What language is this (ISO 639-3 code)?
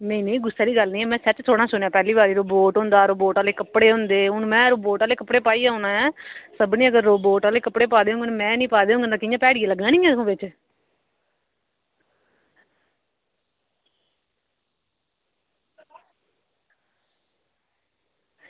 doi